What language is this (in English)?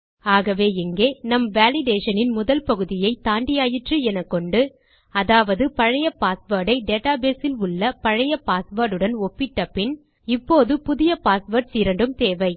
Tamil